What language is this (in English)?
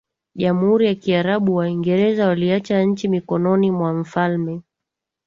Swahili